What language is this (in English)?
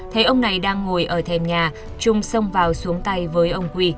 Vietnamese